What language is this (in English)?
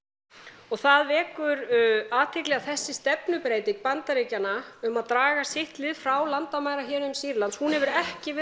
Icelandic